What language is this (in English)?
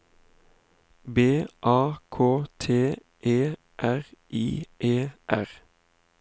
Norwegian